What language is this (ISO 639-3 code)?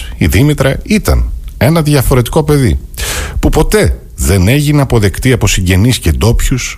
ell